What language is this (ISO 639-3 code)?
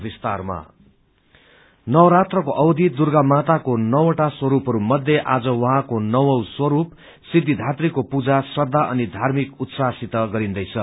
nep